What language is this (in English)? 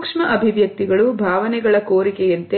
Kannada